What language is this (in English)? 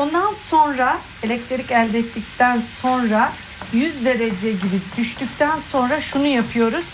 Turkish